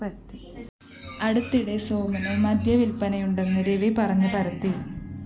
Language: Malayalam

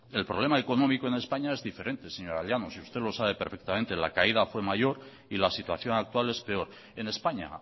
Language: Spanish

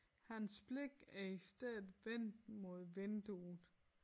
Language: Danish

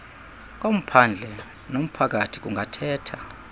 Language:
Xhosa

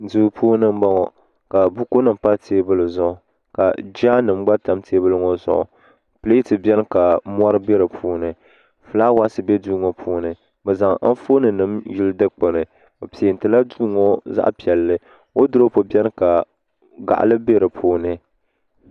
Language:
Dagbani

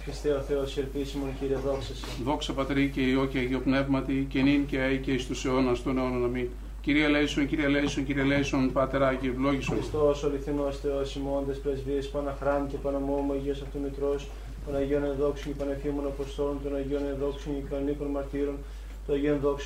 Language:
Greek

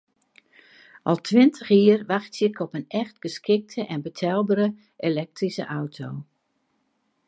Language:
Western Frisian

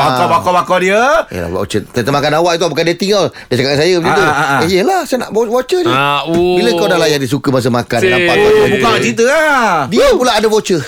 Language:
Malay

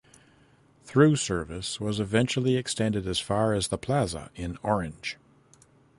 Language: English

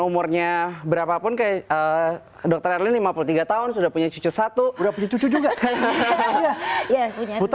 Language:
Indonesian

